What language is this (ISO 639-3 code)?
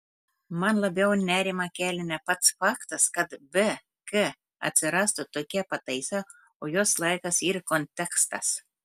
lit